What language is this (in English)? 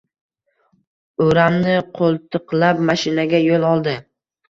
Uzbek